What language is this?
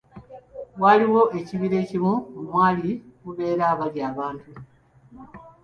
Ganda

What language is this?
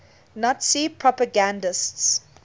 English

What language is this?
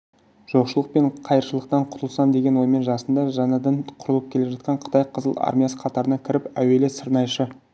Kazakh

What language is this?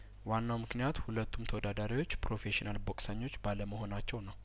Amharic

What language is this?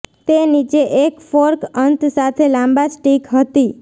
Gujarati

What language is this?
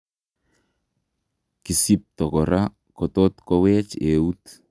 Kalenjin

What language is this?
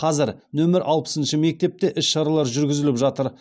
Kazakh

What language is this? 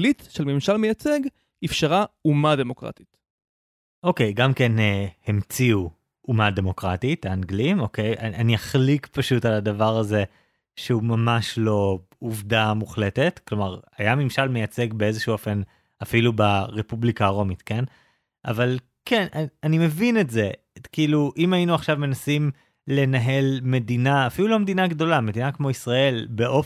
Hebrew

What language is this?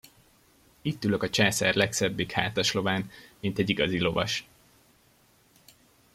Hungarian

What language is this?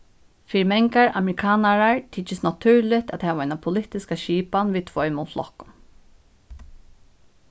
Faroese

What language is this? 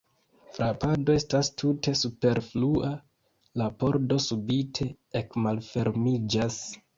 Esperanto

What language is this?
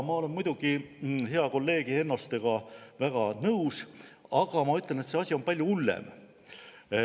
Estonian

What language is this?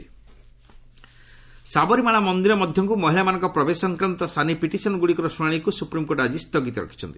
Odia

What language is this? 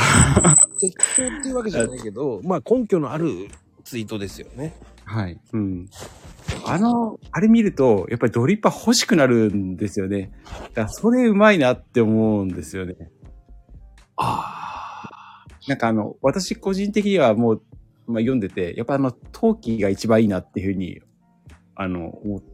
Japanese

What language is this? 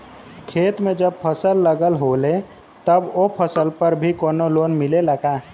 Bhojpuri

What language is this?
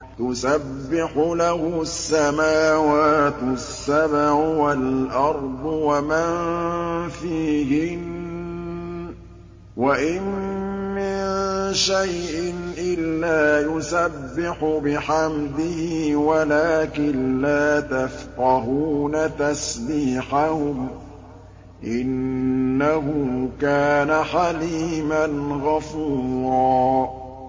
Arabic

